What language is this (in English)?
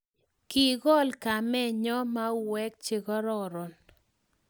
Kalenjin